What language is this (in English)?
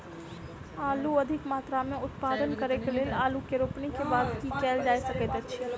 Maithili